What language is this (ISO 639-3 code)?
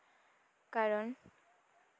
sat